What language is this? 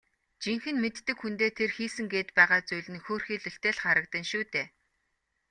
Mongolian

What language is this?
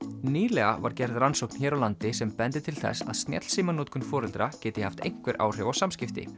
Icelandic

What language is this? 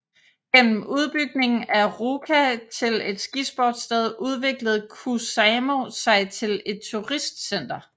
Danish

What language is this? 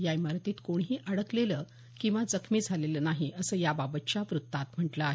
Marathi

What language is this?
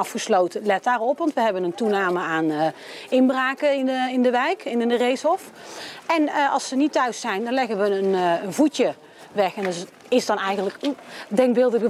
Dutch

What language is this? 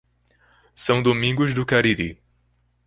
Portuguese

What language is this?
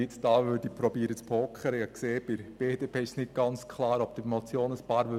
Swiss German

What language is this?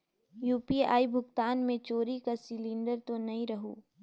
Chhattisgarhi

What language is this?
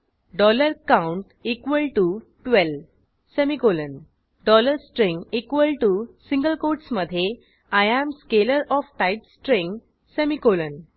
Marathi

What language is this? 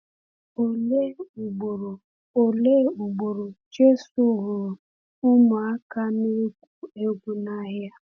Igbo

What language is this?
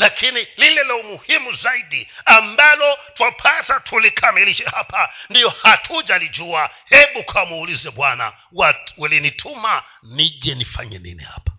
Swahili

